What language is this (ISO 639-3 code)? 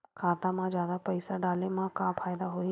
hne